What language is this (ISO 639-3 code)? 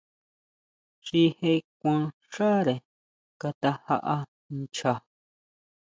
mau